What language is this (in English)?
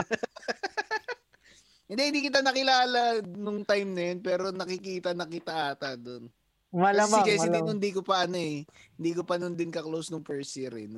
Filipino